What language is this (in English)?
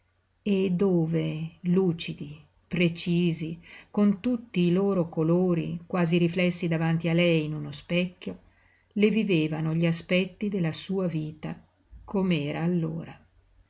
Italian